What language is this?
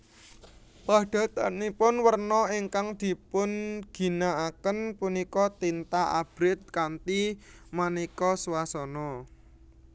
Javanese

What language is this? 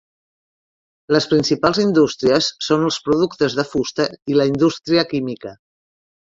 Catalan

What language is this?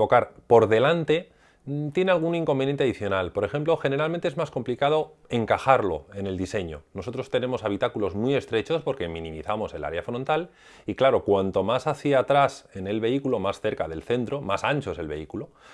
Spanish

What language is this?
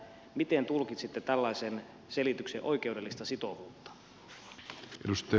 Finnish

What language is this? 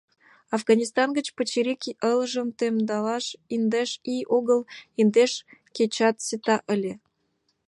Mari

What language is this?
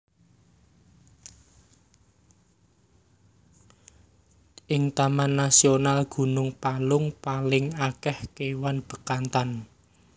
Javanese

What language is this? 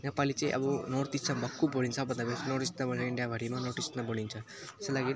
Nepali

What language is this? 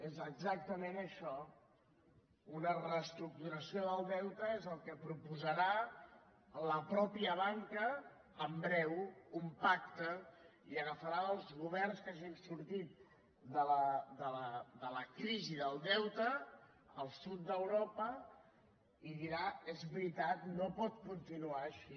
Catalan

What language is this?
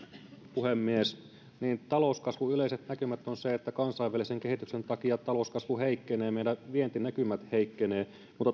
Finnish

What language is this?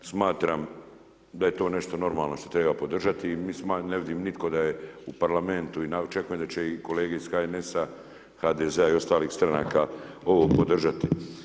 Croatian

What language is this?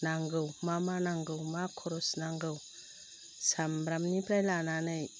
Bodo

